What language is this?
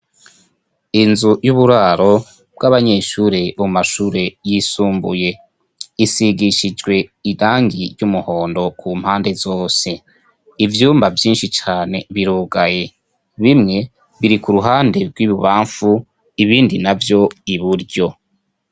Rundi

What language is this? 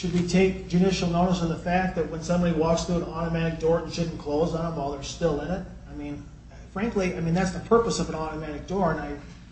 English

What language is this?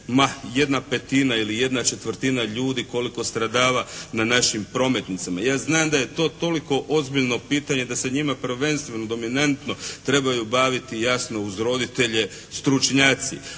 Croatian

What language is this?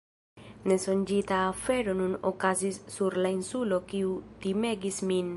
Esperanto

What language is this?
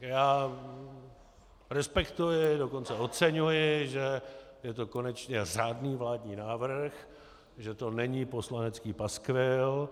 Czech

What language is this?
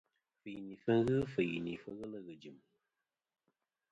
Kom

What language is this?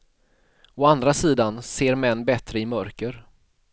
Swedish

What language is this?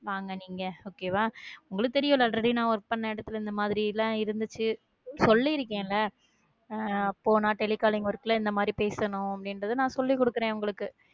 Tamil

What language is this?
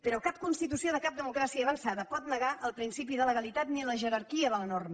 Catalan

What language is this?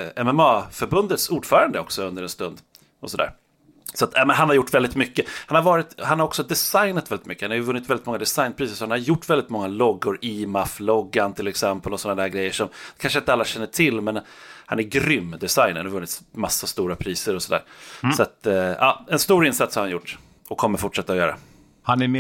Swedish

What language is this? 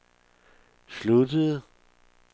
Danish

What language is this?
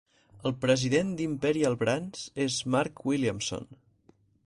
Catalan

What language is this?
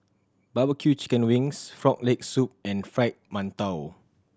English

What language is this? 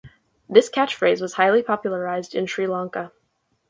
English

